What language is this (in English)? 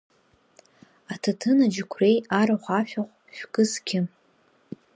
Abkhazian